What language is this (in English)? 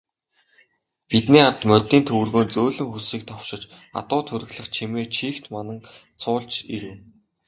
Mongolian